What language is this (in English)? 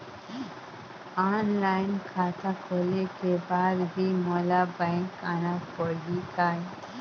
Chhattisgarhi